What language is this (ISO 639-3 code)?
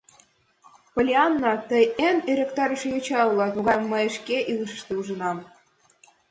chm